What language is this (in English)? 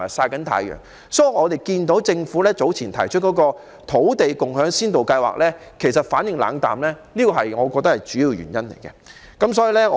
Cantonese